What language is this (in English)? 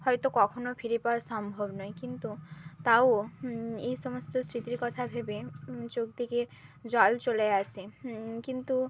Bangla